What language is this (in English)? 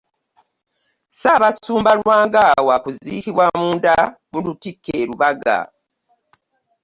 Ganda